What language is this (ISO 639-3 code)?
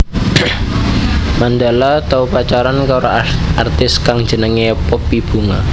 jav